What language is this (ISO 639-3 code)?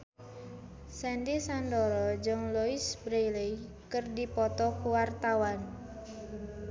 sun